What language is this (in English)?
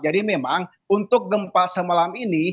Indonesian